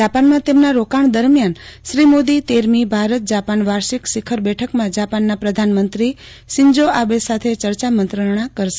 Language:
Gujarati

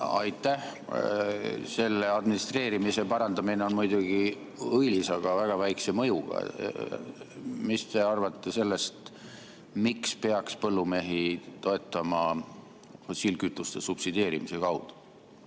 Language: Estonian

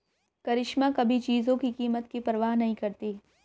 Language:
Hindi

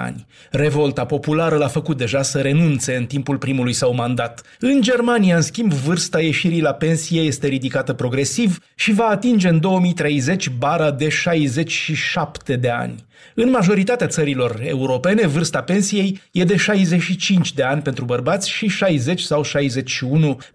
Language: Romanian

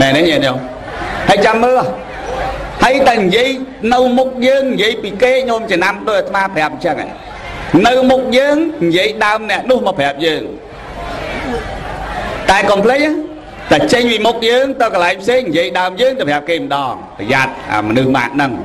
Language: Vietnamese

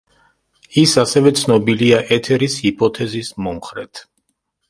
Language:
Georgian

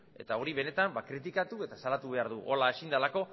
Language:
Basque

